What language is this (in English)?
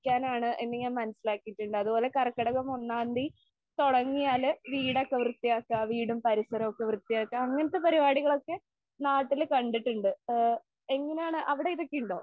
Malayalam